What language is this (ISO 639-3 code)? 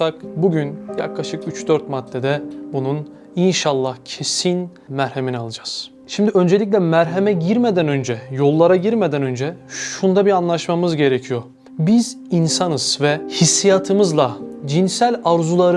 tur